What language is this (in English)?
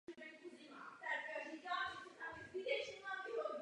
Czech